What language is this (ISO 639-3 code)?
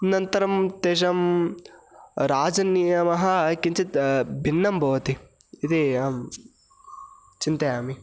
san